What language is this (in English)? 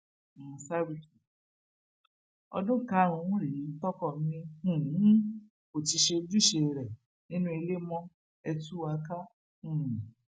Yoruba